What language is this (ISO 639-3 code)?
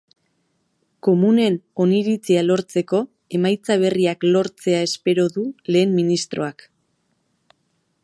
eus